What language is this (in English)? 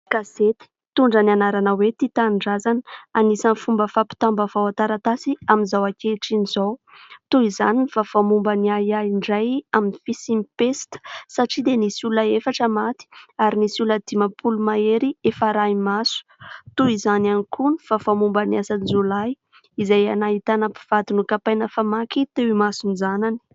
Malagasy